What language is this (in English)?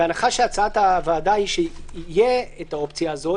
Hebrew